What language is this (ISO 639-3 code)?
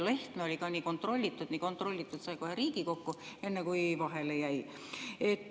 est